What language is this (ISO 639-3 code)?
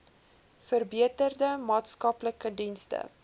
afr